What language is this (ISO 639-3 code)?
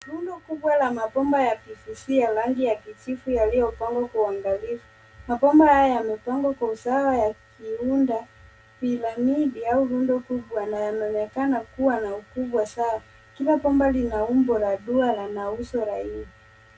swa